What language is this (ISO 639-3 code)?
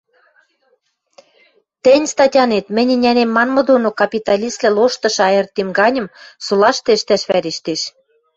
mrj